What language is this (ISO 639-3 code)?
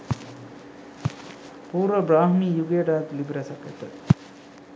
sin